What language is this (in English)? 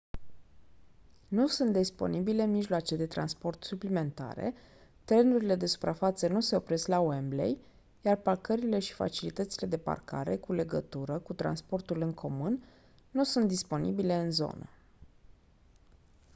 Romanian